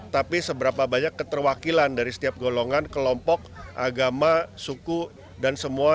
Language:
Indonesian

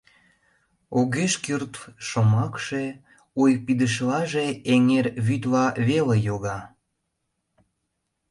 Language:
Mari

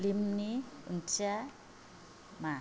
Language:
Bodo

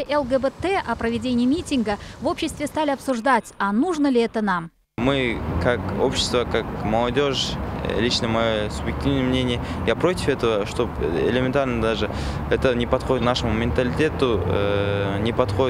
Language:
Russian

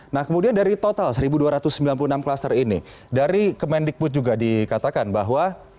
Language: Indonesian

